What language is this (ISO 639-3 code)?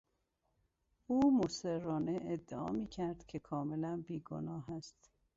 fas